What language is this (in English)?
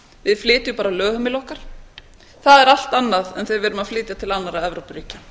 Icelandic